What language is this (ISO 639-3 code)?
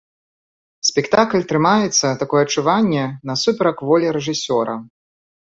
bel